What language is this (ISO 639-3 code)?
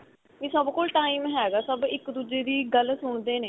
pan